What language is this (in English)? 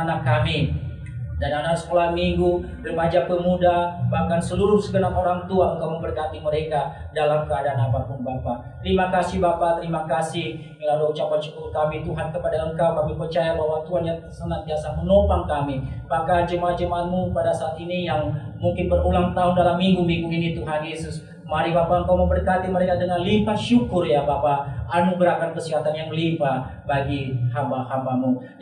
Indonesian